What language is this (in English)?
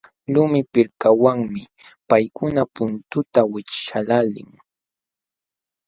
Jauja Wanca Quechua